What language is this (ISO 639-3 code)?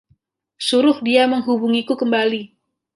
ind